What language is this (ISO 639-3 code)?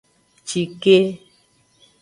ajg